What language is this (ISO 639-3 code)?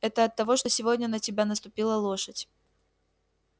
rus